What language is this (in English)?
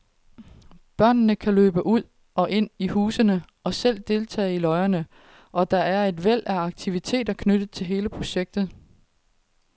Danish